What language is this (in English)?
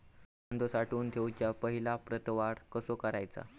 Marathi